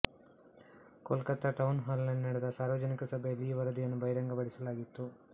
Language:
Kannada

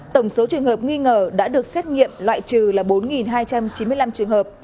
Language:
Vietnamese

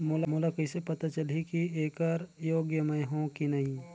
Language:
Chhattisgarhi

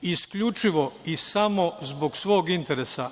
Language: Serbian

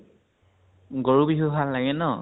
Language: Assamese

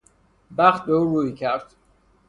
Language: Persian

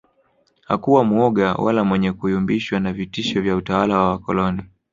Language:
Swahili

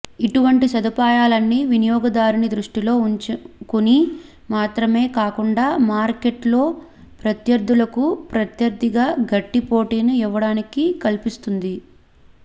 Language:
Telugu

